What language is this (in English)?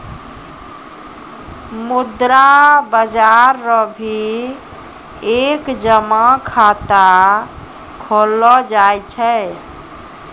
Maithili